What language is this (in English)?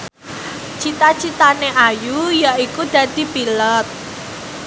Javanese